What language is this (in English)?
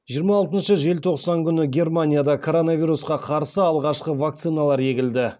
Kazakh